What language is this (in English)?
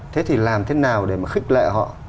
Vietnamese